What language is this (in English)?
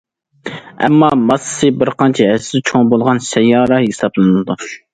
Uyghur